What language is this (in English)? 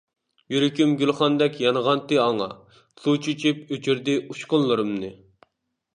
Uyghur